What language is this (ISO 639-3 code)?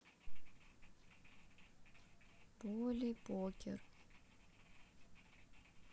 rus